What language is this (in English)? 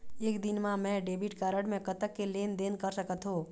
Chhattisgarhi